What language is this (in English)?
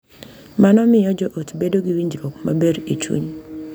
Luo (Kenya and Tanzania)